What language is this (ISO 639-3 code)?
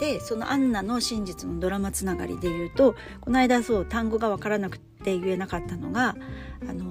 jpn